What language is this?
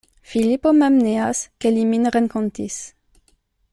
Esperanto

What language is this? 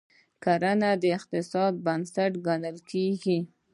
Pashto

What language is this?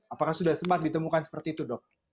Indonesian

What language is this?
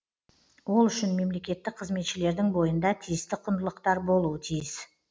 Kazakh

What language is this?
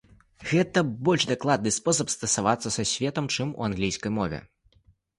Belarusian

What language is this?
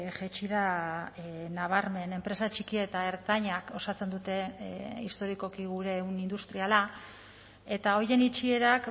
Basque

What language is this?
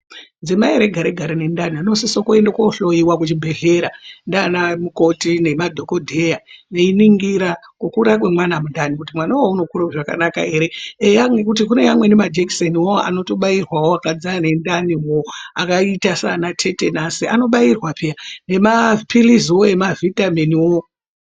Ndau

